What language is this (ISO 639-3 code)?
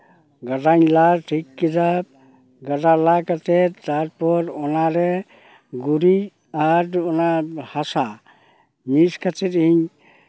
sat